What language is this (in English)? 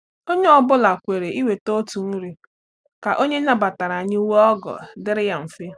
Igbo